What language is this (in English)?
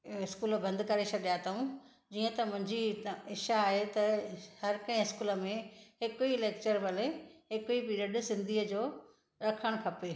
Sindhi